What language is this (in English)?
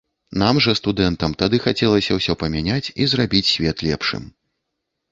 Belarusian